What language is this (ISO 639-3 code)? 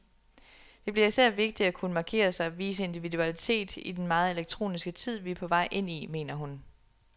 dan